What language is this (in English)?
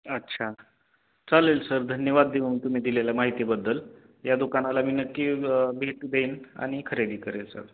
Marathi